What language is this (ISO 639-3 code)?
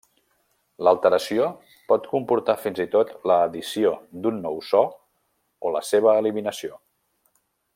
cat